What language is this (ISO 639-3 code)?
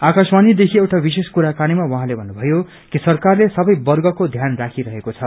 nep